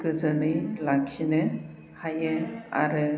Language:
Bodo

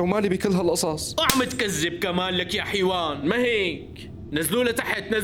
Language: Arabic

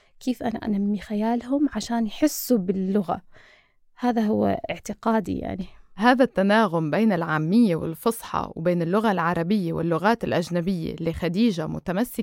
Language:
Arabic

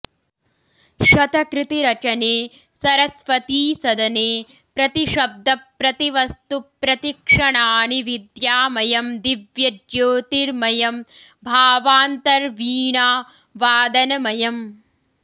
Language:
Sanskrit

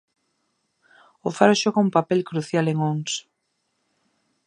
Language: Galician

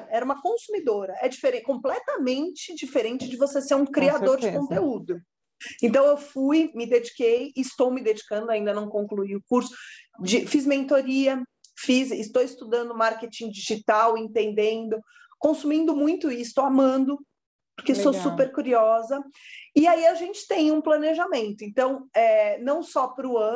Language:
Portuguese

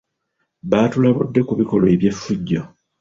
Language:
Ganda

